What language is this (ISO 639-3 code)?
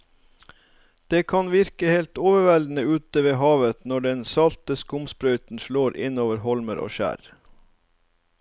nor